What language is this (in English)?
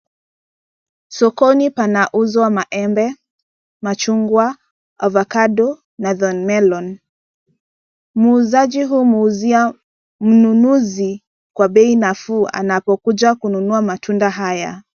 Swahili